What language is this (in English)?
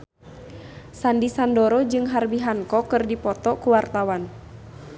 Sundanese